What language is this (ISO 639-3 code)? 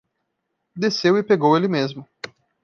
por